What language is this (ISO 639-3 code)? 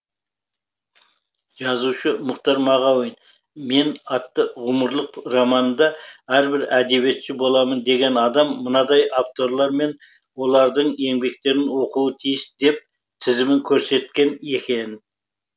kaz